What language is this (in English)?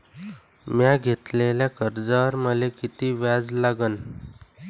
Marathi